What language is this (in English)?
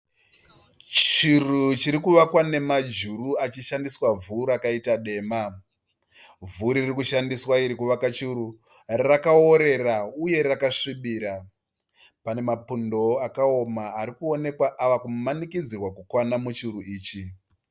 Shona